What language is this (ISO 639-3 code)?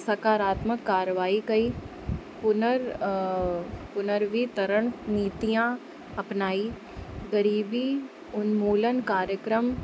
snd